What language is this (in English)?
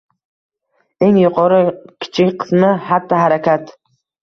Uzbek